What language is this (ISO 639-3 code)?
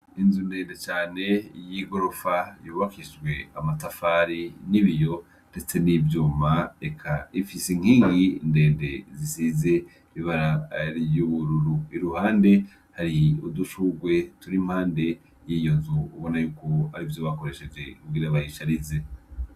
run